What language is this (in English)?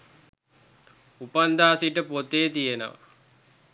Sinhala